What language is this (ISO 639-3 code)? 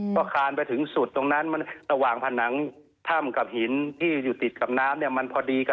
tha